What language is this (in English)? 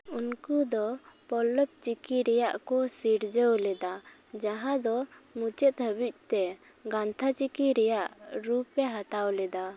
Santali